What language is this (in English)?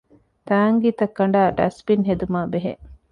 Divehi